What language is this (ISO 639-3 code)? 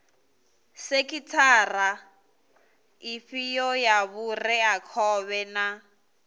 ven